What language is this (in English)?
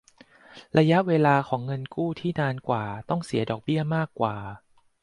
Thai